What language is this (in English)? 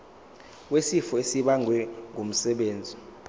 Zulu